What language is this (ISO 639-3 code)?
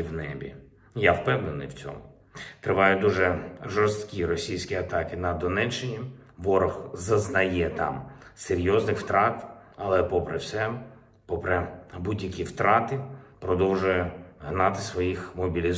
ukr